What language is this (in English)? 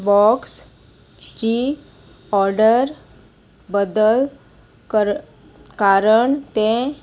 Konkani